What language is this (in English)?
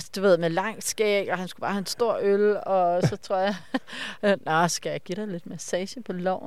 Danish